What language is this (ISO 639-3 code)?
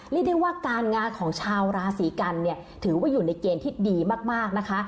tha